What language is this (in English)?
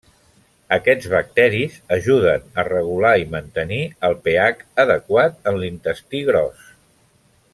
Catalan